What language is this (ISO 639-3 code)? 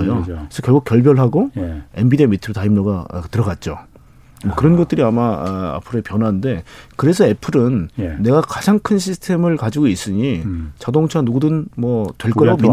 kor